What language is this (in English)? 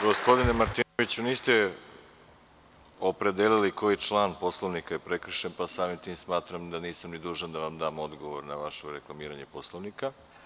Serbian